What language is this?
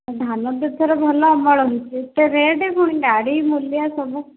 Odia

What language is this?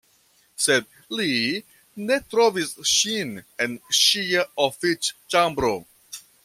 Esperanto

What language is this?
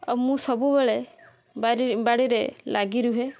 Odia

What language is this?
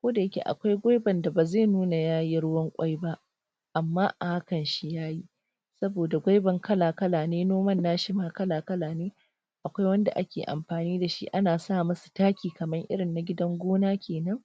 Hausa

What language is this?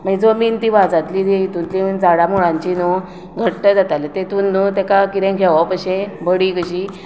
Konkani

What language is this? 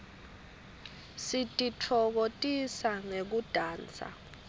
Swati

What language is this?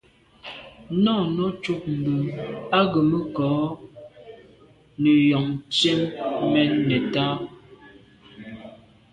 Medumba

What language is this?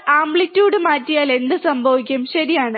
Malayalam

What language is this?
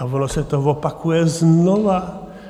Czech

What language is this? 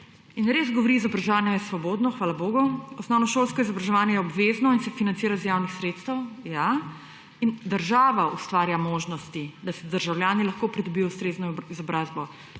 Slovenian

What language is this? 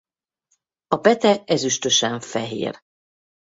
Hungarian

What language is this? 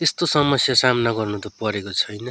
Nepali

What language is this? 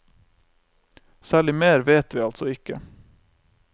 Norwegian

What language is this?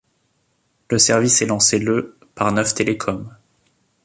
French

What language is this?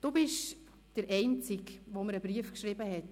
Swiss German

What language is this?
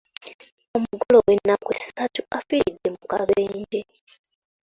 Ganda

